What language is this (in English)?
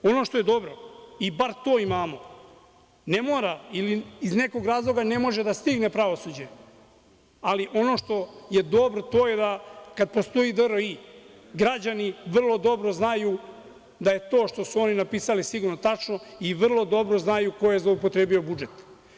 Serbian